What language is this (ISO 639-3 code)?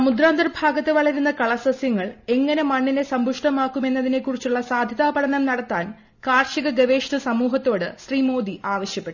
mal